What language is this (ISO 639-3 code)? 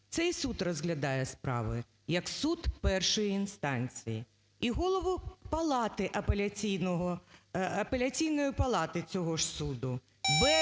ukr